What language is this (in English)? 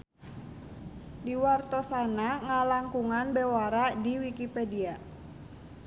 Sundanese